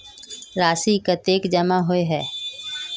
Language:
Magahi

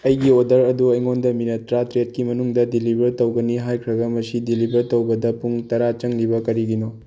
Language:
Manipuri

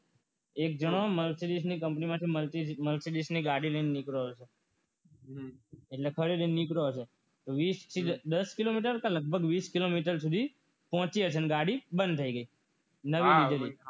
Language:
Gujarati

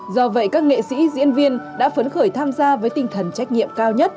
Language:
Vietnamese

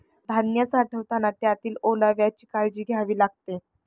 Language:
Marathi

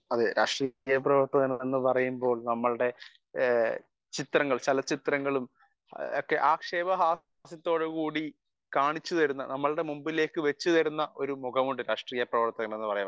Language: Malayalam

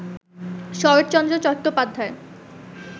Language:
Bangla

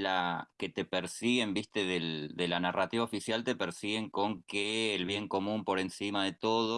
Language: Spanish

